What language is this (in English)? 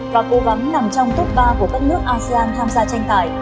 Vietnamese